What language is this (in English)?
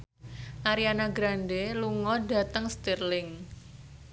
Javanese